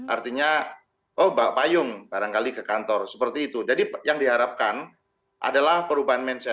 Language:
Indonesian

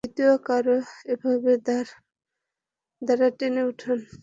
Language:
Bangla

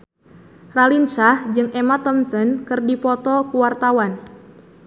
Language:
Sundanese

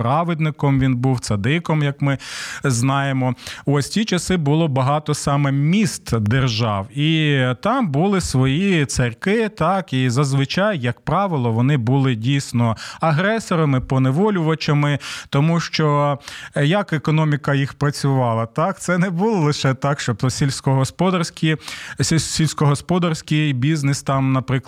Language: Ukrainian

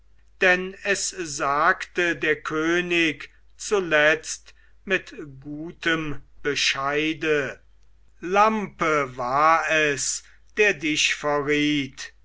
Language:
German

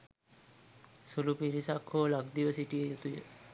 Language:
Sinhala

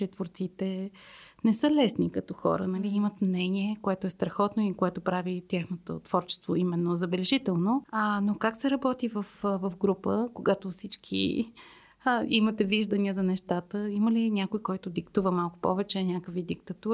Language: Bulgarian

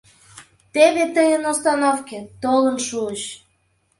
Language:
Mari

